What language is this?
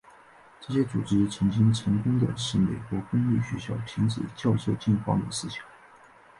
Chinese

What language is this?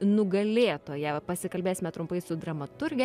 Lithuanian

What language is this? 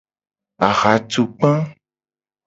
Gen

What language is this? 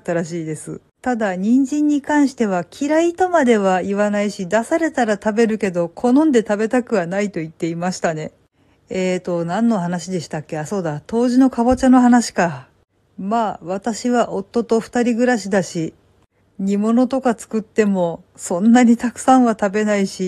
Japanese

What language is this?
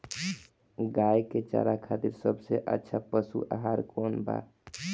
Bhojpuri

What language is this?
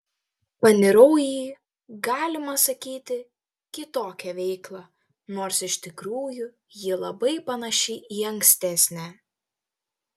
Lithuanian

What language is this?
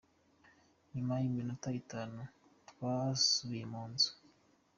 Kinyarwanda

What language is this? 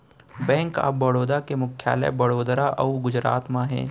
Chhattisgarhi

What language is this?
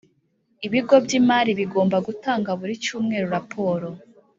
Kinyarwanda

